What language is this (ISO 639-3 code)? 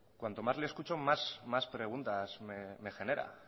spa